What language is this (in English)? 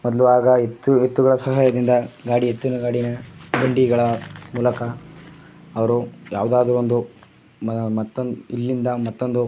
Kannada